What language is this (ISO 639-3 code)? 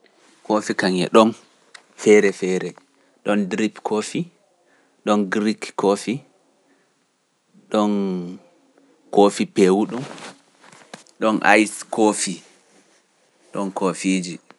fuf